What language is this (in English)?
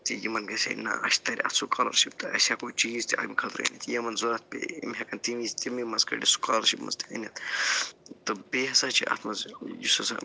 Kashmiri